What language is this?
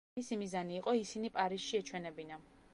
Georgian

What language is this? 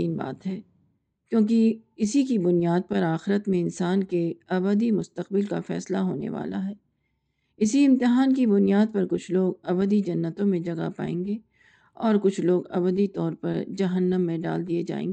Urdu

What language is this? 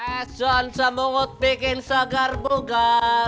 Indonesian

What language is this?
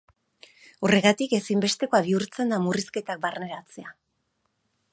Basque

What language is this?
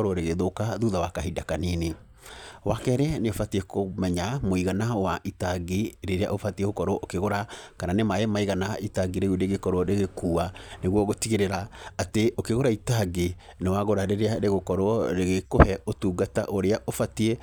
Kikuyu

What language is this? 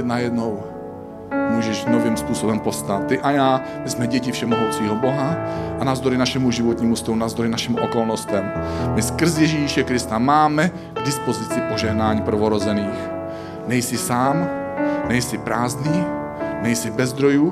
Czech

